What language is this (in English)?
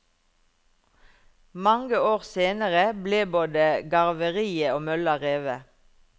Norwegian